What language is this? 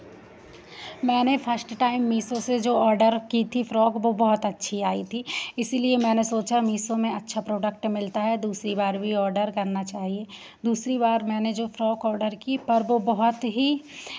Hindi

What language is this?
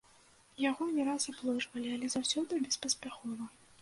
Belarusian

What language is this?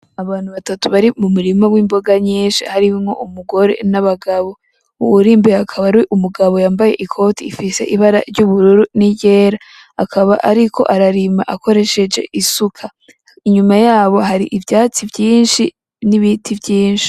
Rundi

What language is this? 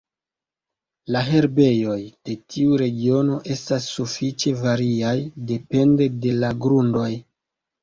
Esperanto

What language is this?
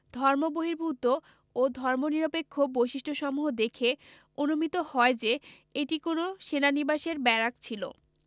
Bangla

